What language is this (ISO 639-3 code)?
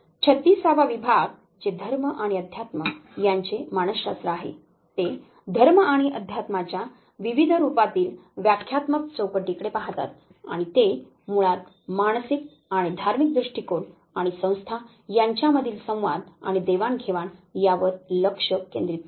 mar